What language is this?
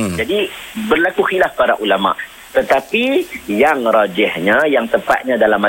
Malay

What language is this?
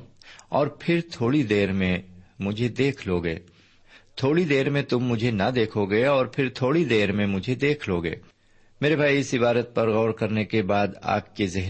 Urdu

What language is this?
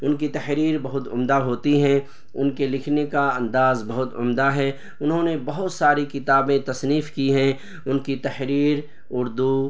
Urdu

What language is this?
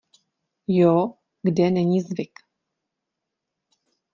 Czech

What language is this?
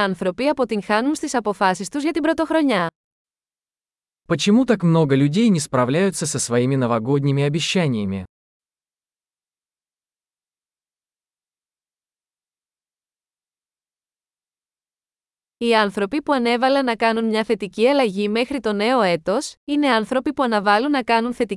Greek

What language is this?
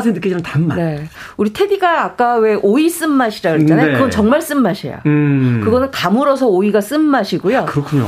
Korean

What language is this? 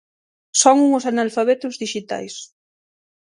Galician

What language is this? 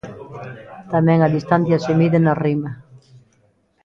Galician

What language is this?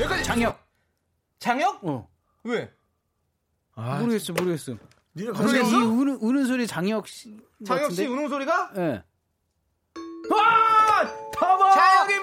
Korean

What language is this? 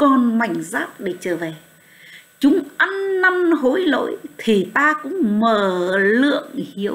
Vietnamese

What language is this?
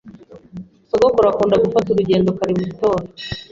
Kinyarwanda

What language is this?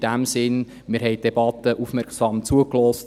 Swiss German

